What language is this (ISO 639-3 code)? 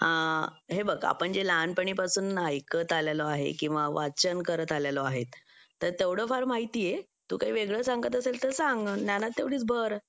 mar